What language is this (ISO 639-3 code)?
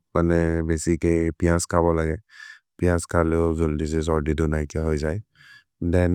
mrr